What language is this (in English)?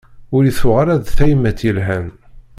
Kabyle